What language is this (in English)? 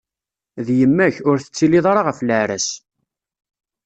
Kabyle